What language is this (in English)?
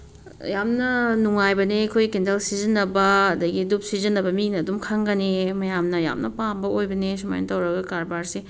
Manipuri